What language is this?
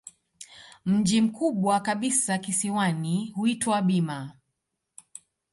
Swahili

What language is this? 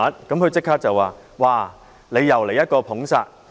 Cantonese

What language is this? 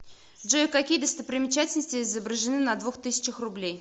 Russian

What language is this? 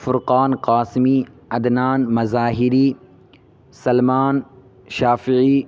Urdu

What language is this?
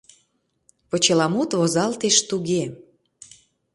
Mari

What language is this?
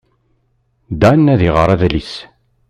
Kabyle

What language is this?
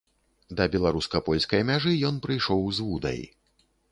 Belarusian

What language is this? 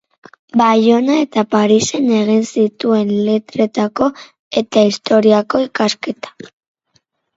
Basque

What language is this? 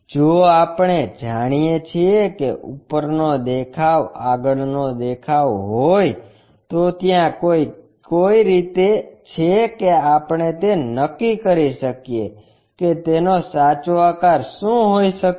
Gujarati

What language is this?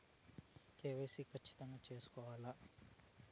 Telugu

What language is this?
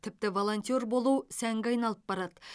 Kazakh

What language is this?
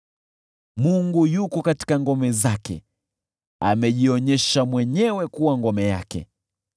Swahili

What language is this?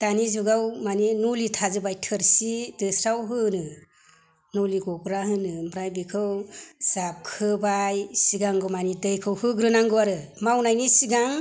Bodo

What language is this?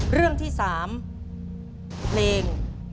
Thai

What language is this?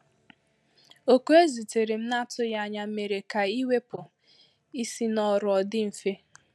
Igbo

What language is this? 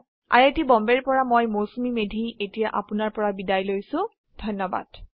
Assamese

